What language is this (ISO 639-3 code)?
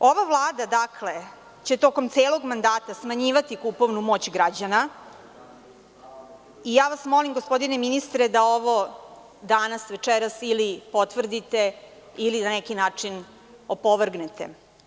srp